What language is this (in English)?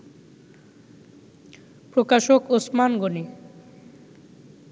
Bangla